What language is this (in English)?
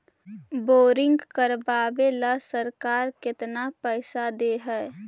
Magahi